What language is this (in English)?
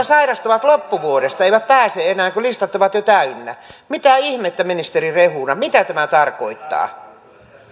Finnish